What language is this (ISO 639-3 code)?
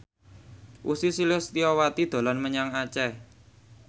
jav